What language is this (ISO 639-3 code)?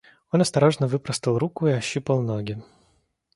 rus